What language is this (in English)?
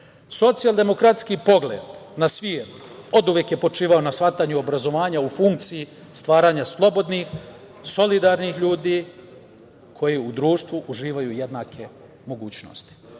Serbian